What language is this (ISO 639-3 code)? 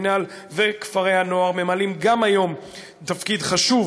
heb